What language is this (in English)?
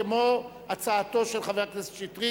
Hebrew